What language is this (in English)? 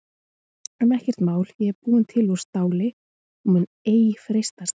Icelandic